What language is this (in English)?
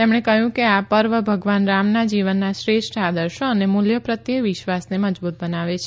Gujarati